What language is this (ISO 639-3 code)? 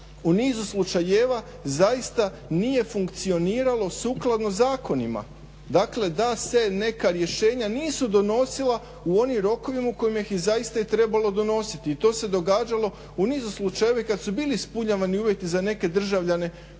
hrv